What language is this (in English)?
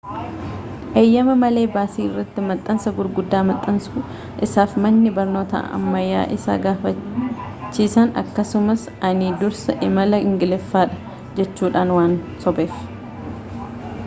Oromo